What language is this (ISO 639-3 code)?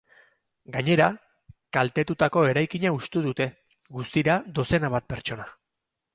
eus